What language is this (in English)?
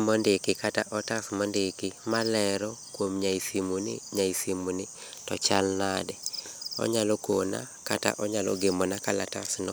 Luo (Kenya and Tanzania)